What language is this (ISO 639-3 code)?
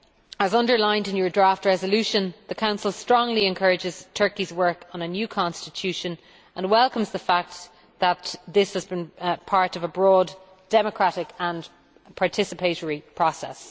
eng